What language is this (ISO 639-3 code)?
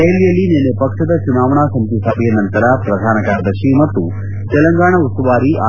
kan